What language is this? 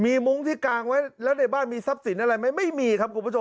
Thai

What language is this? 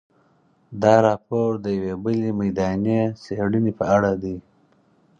Pashto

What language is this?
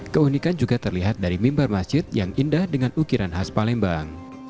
Indonesian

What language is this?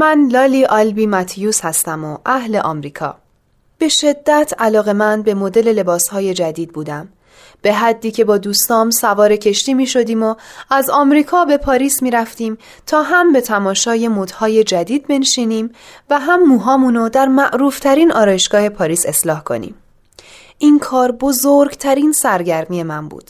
Persian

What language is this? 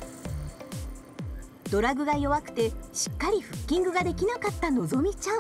Japanese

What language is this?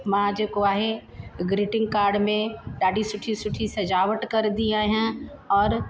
Sindhi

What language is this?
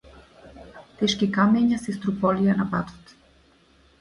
Macedonian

